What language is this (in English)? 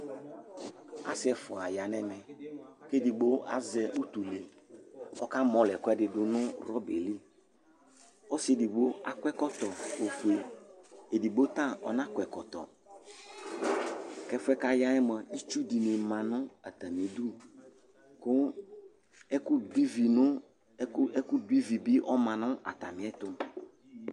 Ikposo